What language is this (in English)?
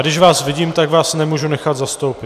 Czech